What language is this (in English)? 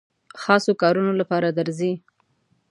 Pashto